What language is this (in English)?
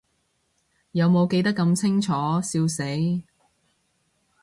Cantonese